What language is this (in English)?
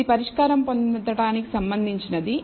Telugu